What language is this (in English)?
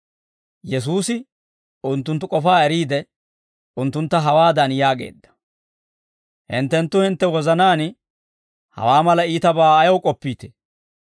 Dawro